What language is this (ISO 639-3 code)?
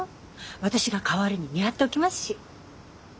jpn